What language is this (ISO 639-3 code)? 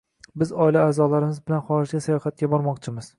uzb